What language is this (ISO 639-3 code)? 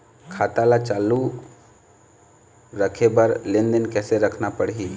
hne